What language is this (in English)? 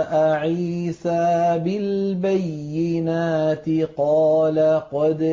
Arabic